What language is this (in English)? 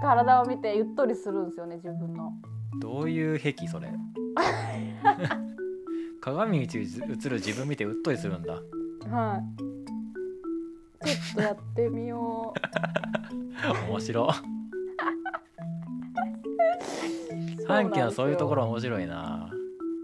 Japanese